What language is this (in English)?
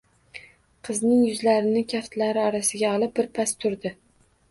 Uzbek